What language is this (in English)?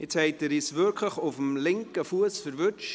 Swiss German